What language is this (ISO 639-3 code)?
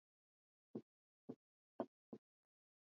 swa